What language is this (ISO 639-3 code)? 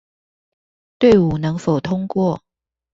zho